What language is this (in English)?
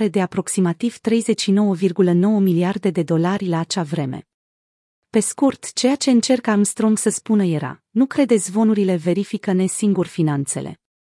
Romanian